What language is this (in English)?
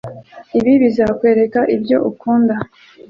Kinyarwanda